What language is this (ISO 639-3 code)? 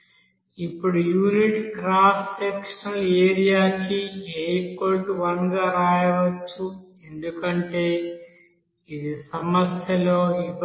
tel